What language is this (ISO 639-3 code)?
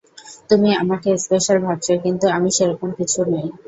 ben